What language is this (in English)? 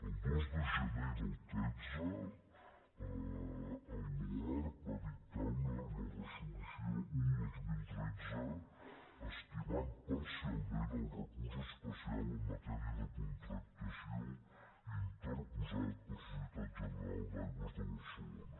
Catalan